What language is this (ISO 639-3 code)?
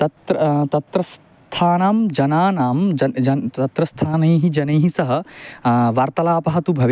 san